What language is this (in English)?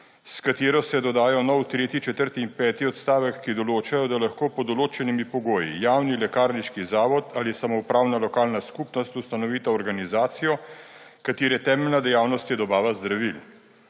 Slovenian